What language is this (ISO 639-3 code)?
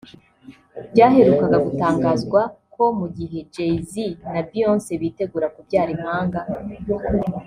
kin